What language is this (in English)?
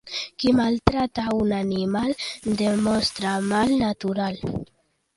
Catalan